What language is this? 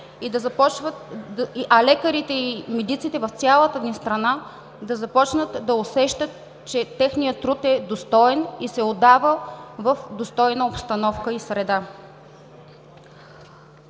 Bulgarian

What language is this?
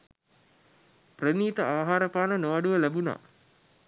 Sinhala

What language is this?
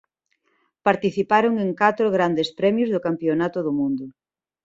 Galician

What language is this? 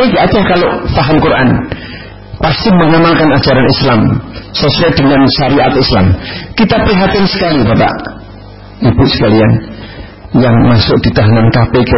Indonesian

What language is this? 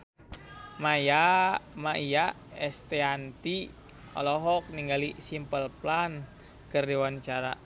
Sundanese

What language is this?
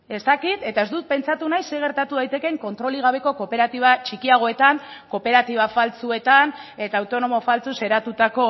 Basque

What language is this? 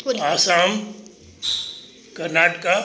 Sindhi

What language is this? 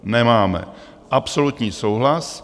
Czech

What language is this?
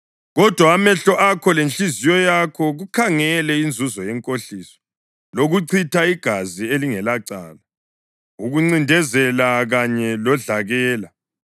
North Ndebele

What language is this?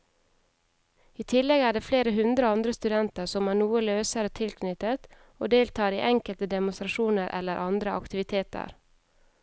Norwegian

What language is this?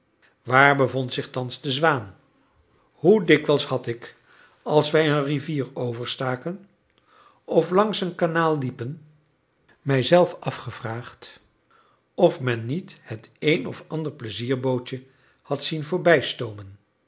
Dutch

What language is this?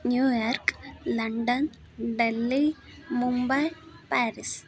Sanskrit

